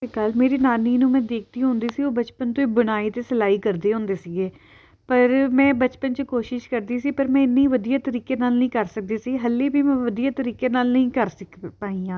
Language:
Punjabi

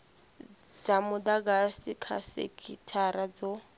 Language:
Venda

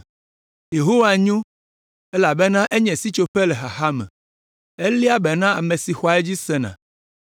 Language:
Ewe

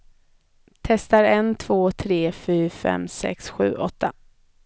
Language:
Swedish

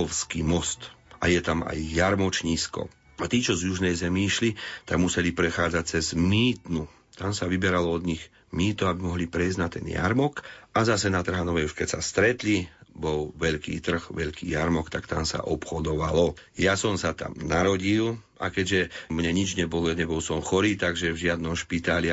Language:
Slovak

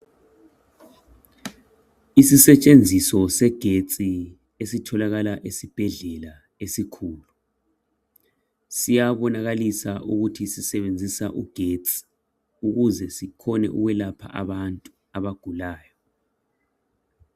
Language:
North Ndebele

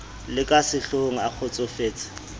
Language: Southern Sotho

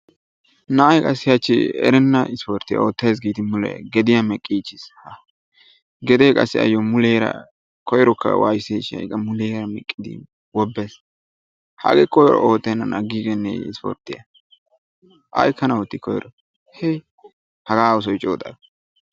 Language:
Wolaytta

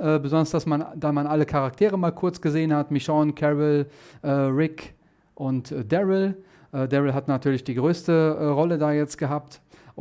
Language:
German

